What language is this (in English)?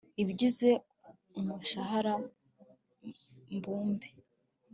Kinyarwanda